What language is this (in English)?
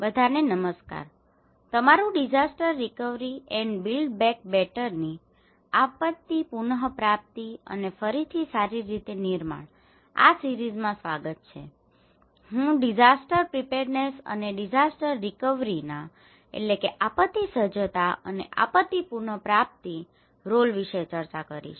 Gujarati